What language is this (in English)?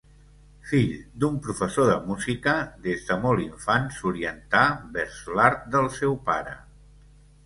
Catalan